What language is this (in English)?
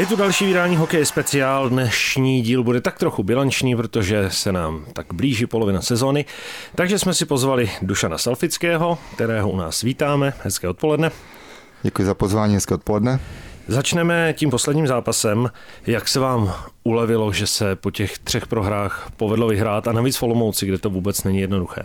Czech